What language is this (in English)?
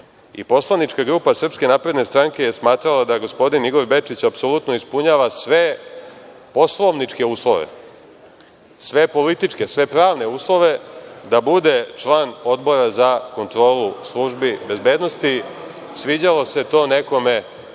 Serbian